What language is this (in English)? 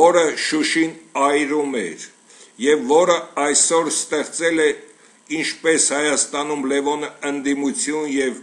Turkish